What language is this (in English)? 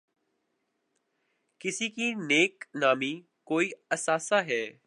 Urdu